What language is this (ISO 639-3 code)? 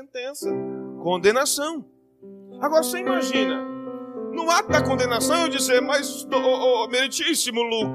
por